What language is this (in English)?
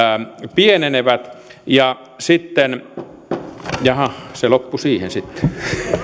Finnish